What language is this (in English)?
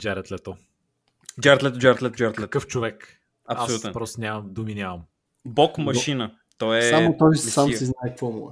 Bulgarian